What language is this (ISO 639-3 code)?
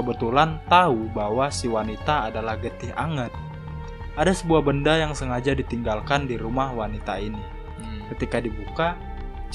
ind